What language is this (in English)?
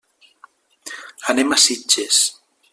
Catalan